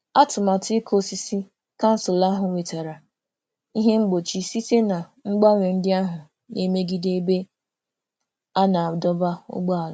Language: Igbo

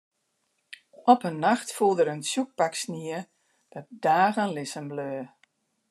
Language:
Western Frisian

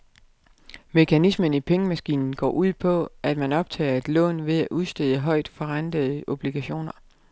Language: Danish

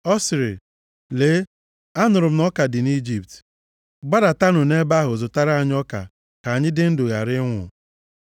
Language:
Igbo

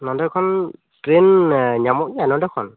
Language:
Santali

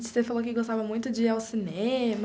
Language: Portuguese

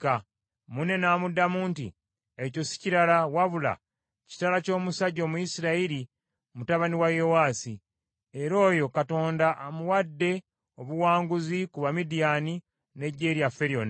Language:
Ganda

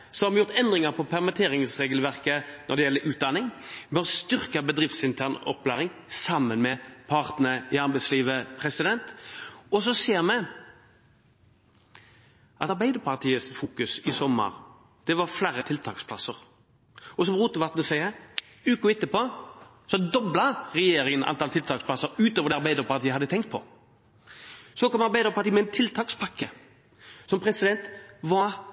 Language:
Norwegian Bokmål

